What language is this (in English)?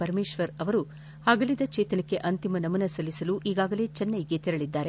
Kannada